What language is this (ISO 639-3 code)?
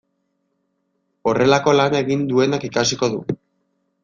eus